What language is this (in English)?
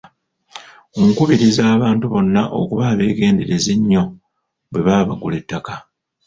Ganda